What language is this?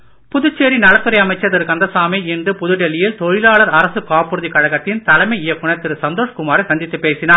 Tamil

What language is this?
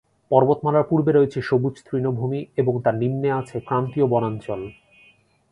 Bangla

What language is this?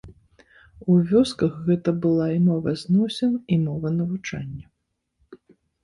Belarusian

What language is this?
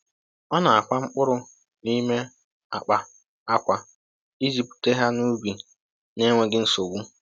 Igbo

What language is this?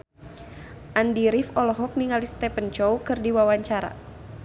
Sundanese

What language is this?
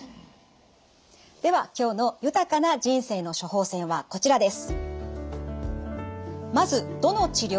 Japanese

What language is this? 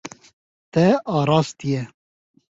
Kurdish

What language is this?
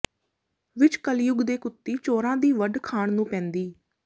Punjabi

